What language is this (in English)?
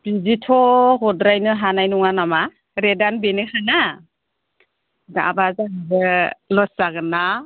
Bodo